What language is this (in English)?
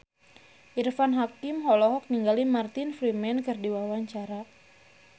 Sundanese